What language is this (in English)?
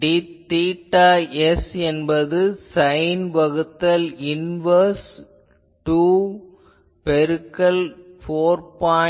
Tamil